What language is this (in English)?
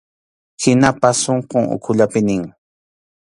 Arequipa-La Unión Quechua